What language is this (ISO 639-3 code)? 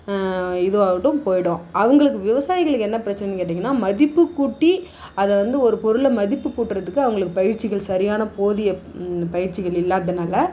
tam